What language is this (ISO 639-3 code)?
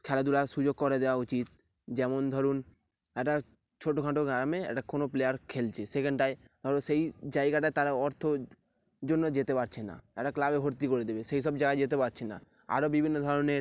ben